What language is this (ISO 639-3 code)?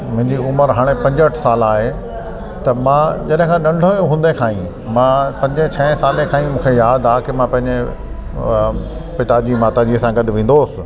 snd